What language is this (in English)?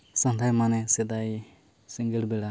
Santali